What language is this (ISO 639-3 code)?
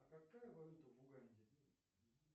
rus